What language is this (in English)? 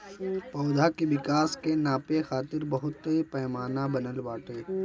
Bhojpuri